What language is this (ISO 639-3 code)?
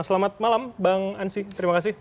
ind